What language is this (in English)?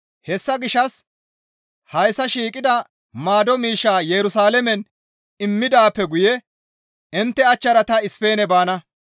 Gamo